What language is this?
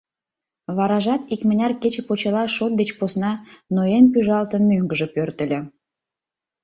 Mari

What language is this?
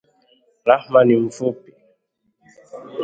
Swahili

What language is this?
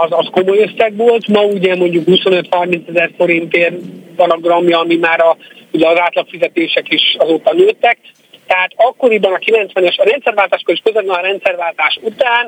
Hungarian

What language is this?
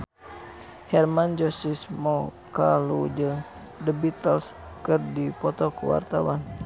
Sundanese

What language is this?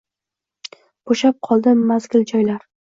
Uzbek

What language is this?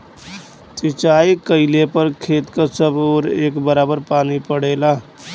Bhojpuri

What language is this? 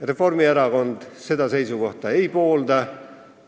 Estonian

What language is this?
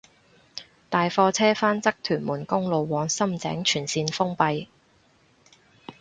Cantonese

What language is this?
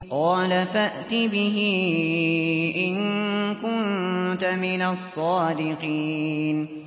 Arabic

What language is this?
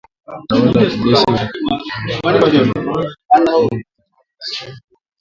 Swahili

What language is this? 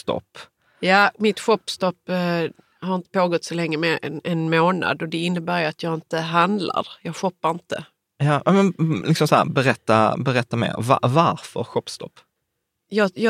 Swedish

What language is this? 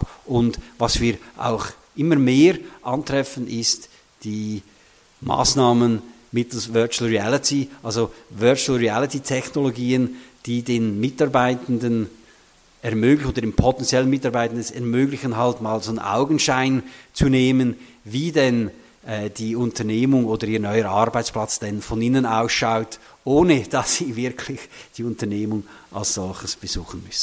German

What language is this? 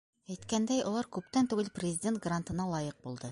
Bashkir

